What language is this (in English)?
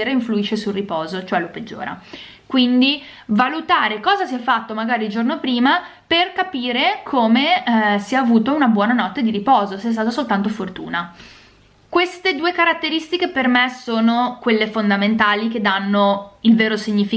Italian